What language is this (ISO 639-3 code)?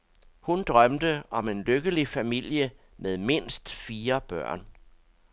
dan